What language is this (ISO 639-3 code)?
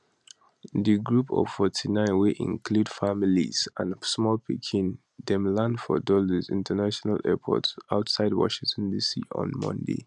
pcm